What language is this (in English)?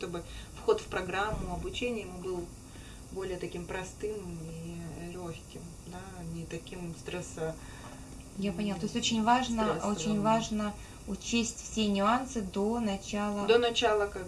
Russian